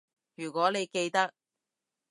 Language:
Cantonese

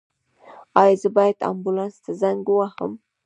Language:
Pashto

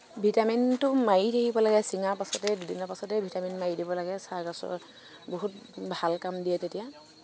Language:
Assamese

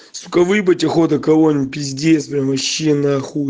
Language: Russian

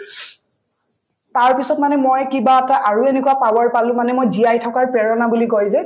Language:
Assamese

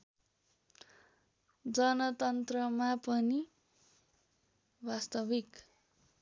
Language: Nepali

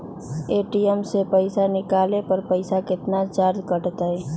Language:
Magahi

